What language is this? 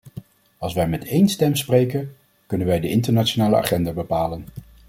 Dutch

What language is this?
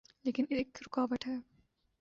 Urdu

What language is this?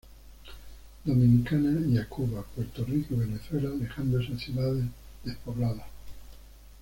Spanish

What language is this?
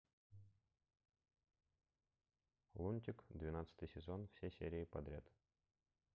Russian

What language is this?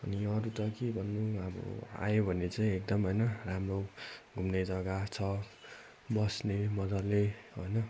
Nepali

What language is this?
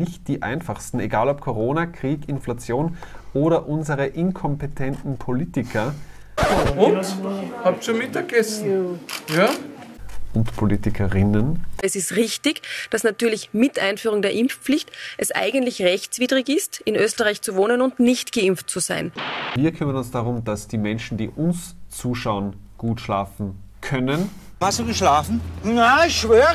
German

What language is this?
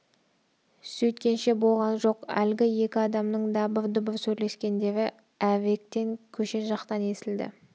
Kazakh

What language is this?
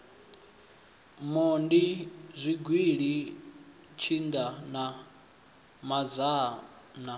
Venda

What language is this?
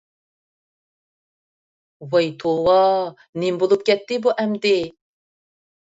Uyghur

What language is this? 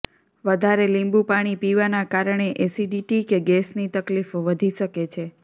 Gujarati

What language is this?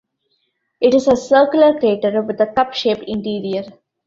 English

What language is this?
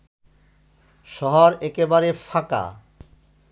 Bangla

